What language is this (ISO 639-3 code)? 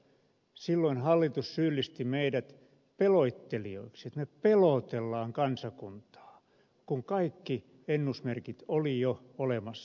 fin